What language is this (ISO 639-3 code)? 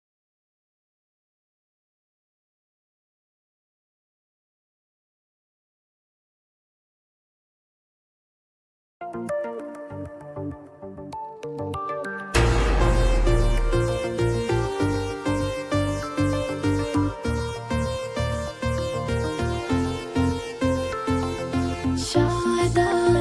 vie